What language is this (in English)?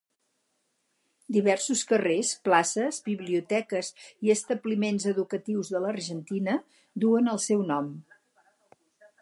Catalan